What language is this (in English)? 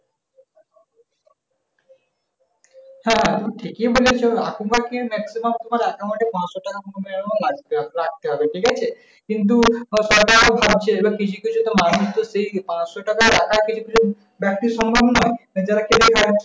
Bangla